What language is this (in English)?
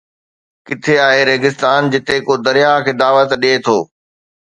Sindhi